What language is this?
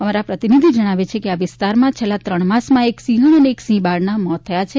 Gujarati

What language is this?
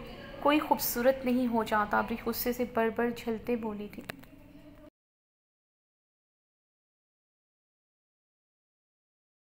Hindi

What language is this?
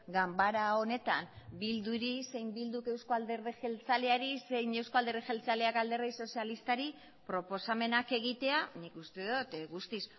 Basque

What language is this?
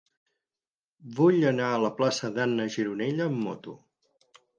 Catalan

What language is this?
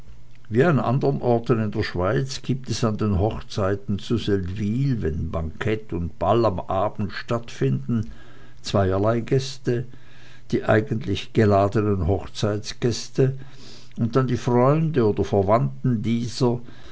German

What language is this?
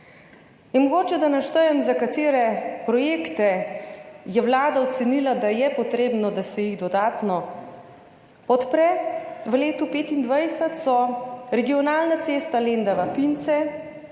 Slovenian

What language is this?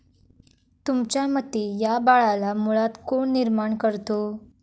Marathi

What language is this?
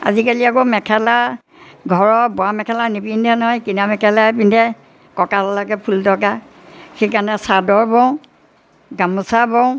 Assamese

